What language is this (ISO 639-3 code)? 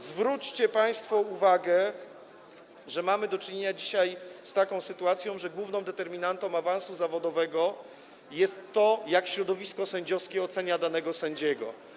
pol